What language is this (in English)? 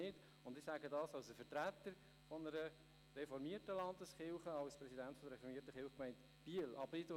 Swiss German